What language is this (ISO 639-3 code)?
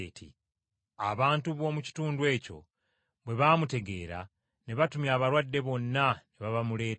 lug